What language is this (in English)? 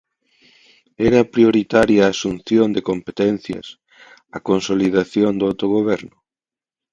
Galician